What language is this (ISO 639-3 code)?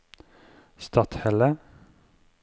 nor